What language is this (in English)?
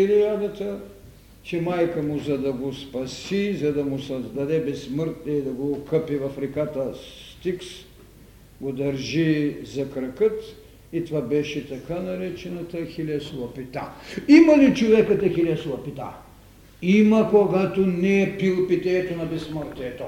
Bulgarian